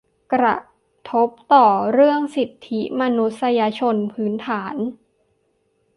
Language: Thai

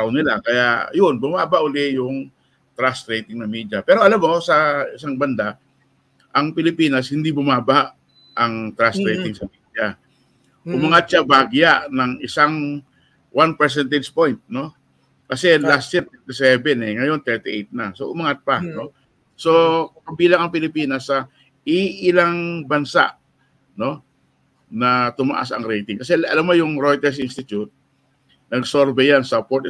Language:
Filipino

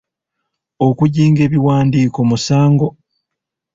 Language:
Ganda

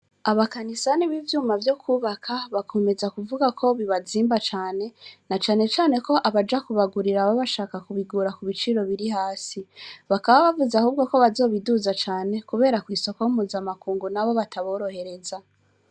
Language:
Rundi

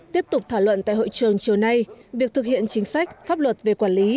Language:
Vietnamese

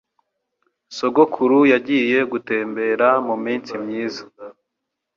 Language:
Kinyarwanda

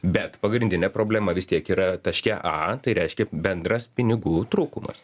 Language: Lithuanian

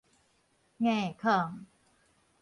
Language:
Min Nan Chinese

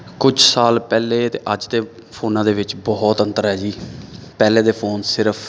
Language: Punjabi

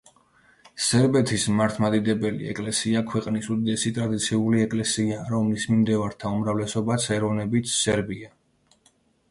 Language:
Georgian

